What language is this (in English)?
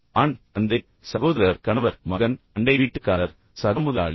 Tamil